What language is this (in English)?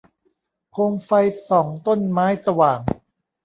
Thai